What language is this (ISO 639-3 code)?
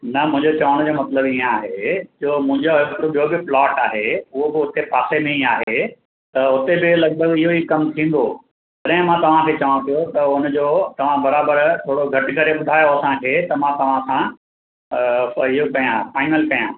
snd